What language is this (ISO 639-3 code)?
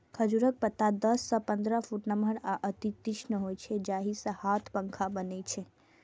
mai